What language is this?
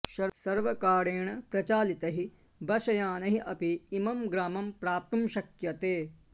Sanskrit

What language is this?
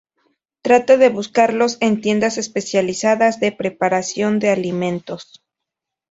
Spanish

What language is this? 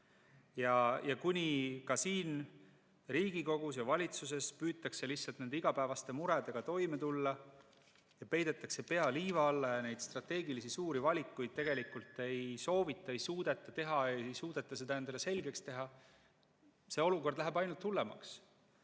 Estonian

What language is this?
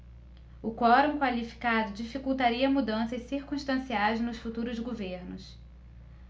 Portuguese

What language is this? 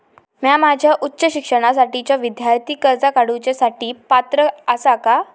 Marathi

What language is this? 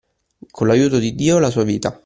Italian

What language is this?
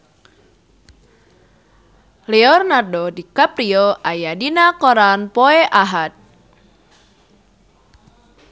Sundanese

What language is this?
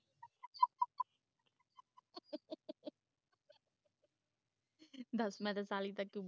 Punjabi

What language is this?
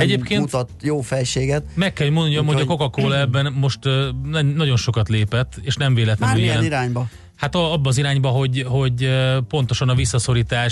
Hungarian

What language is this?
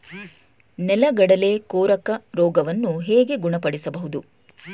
Kannada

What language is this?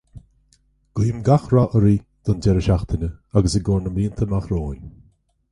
Irish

